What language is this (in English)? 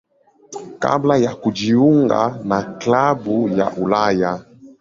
Swahili